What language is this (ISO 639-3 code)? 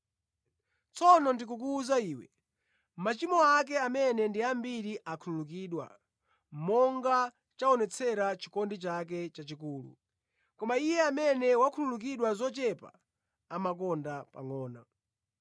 nya